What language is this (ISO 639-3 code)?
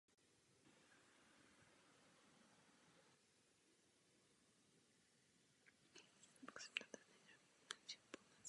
ces